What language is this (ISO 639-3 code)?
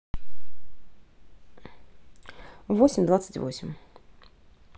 rus